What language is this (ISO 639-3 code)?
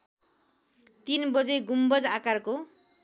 nep